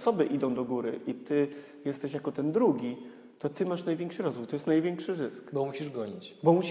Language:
Polish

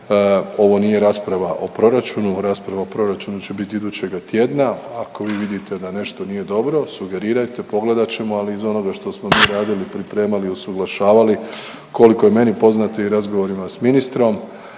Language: Croatian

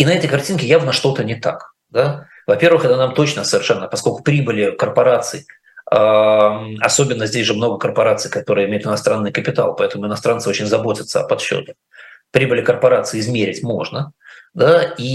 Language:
Russian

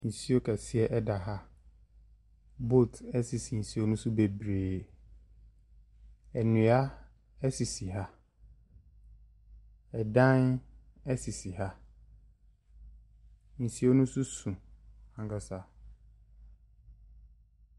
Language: Akan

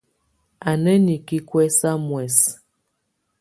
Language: Tunen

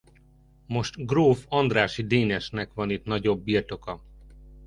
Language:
Hungarian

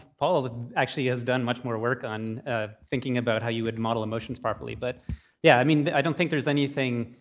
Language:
English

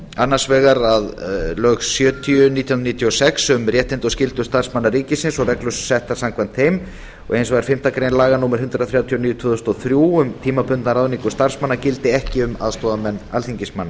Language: Icelandic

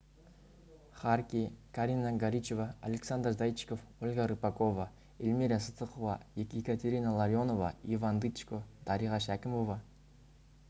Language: Kazakh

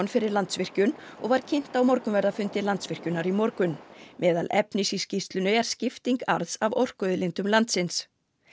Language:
Icelandic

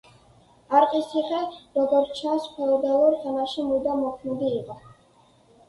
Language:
Georgian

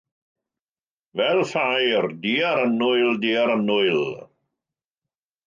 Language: Welsh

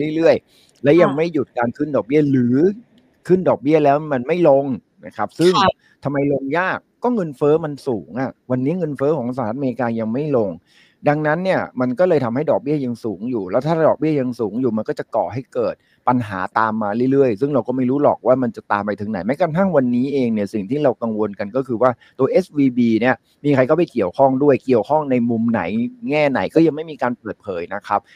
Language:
Thai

